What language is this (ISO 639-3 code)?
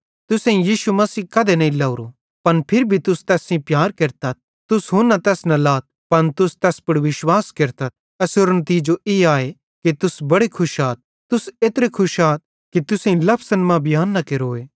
bhd